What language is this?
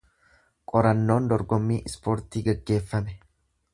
Oromo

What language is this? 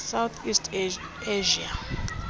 Xhosa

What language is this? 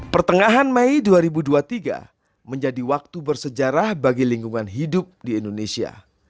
Indonesian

